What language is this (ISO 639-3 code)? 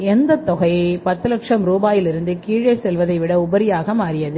tam